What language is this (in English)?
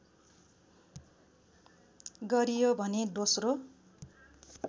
Nepali